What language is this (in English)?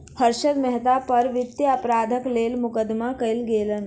Maithili